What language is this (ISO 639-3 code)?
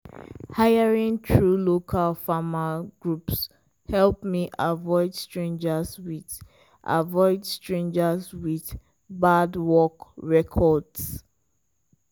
pcm